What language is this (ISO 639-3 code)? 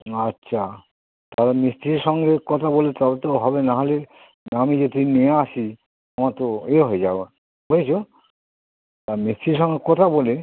ben